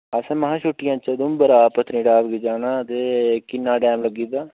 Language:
Dogri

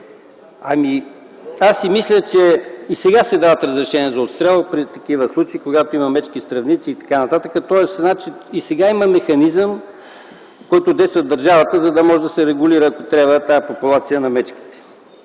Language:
Bulgarian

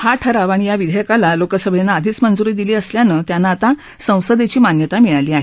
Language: Marathi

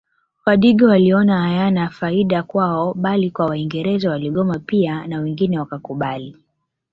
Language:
Swahili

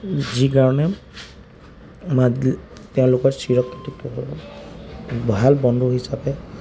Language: Assamese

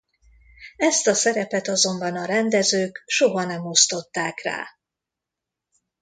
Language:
Hungarian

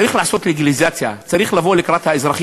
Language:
Hebrew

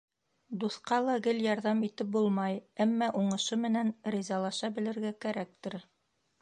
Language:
Bashkir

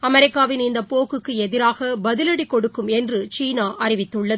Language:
Tamil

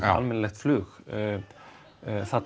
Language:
Icelandic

